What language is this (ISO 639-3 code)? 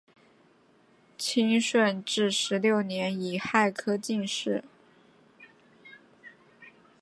zho